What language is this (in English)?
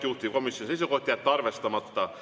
Estonian